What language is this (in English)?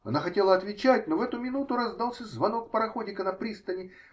Russian